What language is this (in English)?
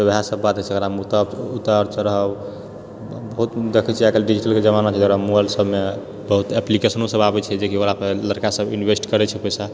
Maithili